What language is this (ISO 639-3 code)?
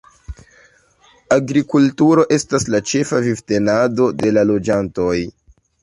epo